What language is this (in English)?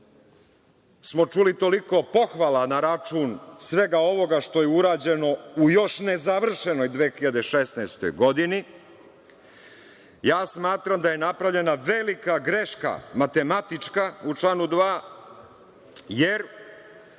Serbian